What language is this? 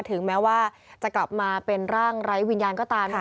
Thai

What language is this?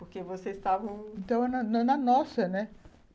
Portuguese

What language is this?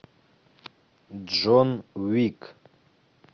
Russian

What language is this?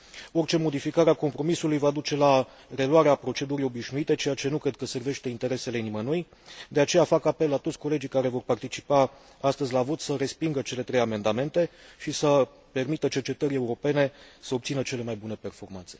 Romanian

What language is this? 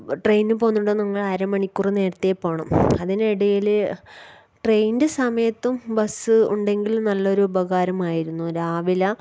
Malayalam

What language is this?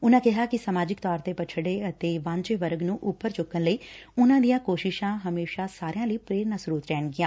Punjabi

